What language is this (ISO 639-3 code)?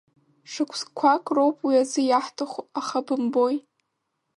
abk